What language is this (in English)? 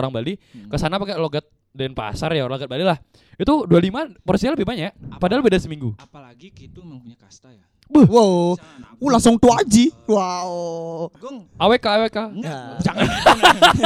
Indonesian